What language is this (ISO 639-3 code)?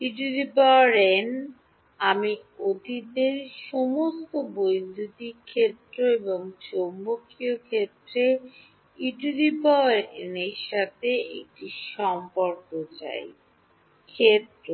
ben